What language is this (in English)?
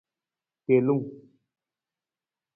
Nawdm